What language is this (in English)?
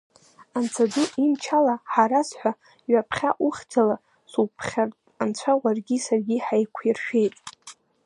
Abkhazian